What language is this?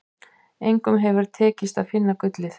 Icelandic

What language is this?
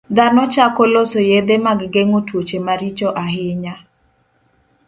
Luo (Kenya and Tanzania)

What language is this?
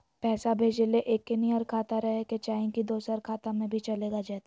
Magahi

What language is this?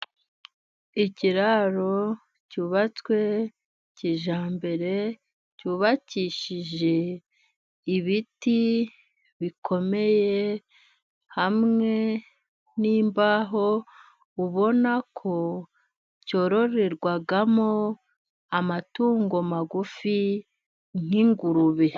Kinyarwanda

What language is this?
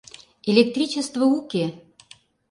Mari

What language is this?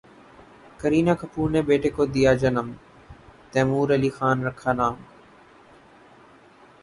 Urdu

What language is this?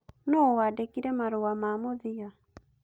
Kikuyu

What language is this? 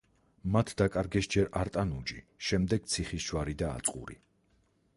Georgian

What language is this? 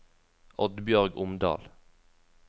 Norwegian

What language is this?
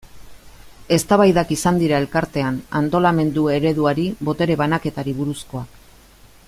Basque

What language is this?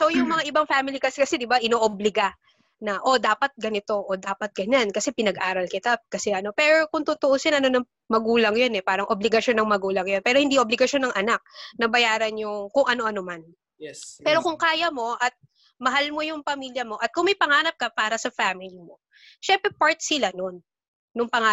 Filipino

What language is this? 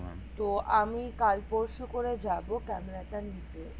Bangla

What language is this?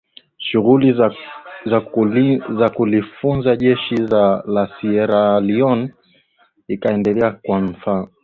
Swahili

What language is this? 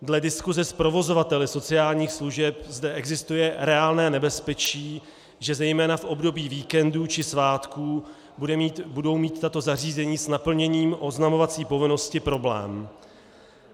Czech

